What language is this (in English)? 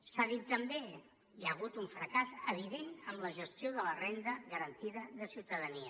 Catalan